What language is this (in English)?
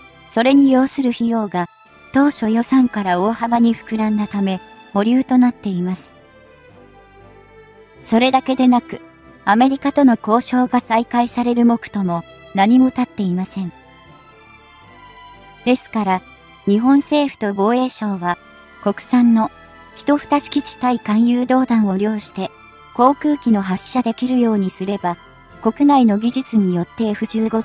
Japanese